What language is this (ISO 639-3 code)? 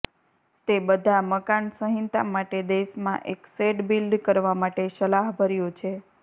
guj